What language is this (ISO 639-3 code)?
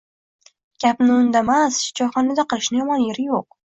uzb